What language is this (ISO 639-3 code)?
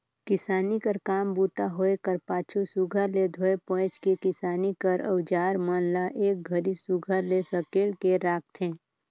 hne